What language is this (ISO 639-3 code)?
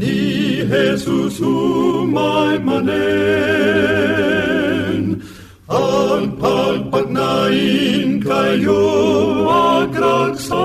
fil